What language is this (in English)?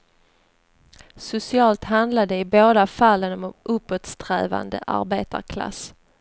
Swedish